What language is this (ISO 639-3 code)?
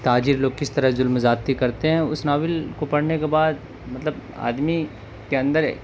urd